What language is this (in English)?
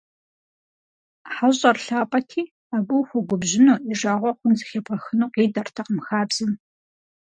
Kabardian